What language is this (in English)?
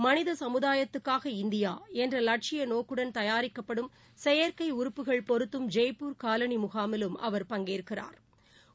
Tamil